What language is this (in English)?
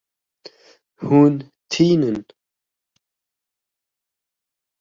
Kurdish